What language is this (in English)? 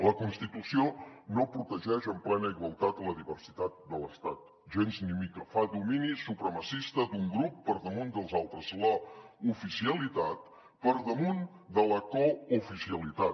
Catalan